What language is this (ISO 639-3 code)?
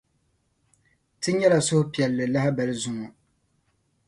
dag